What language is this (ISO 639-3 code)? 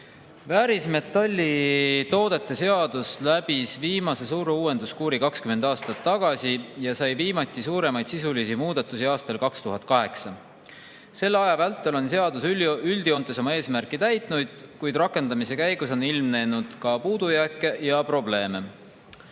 est